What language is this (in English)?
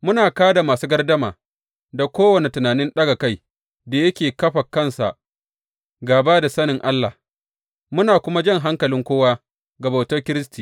Hausa